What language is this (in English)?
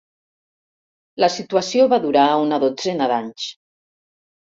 Catalan